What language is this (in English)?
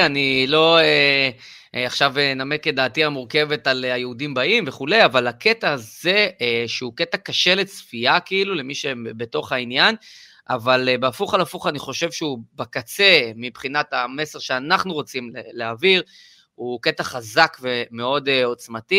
Hebrew